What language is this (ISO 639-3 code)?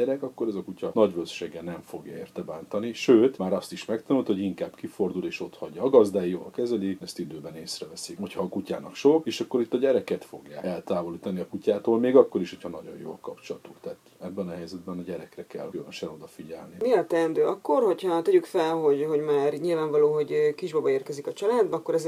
hun